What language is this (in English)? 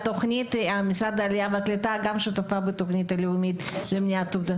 Hebrew